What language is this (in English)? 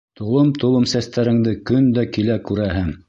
Bashkir